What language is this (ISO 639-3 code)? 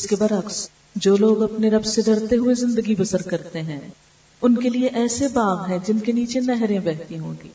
urd